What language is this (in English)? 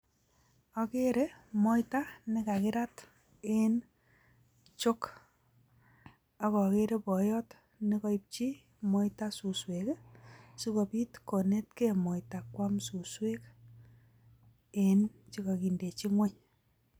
Kalenjin